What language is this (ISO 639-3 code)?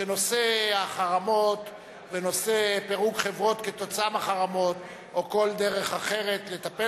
heb